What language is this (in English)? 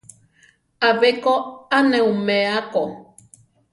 Central Tarahumara